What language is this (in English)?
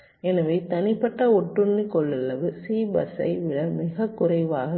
Tamil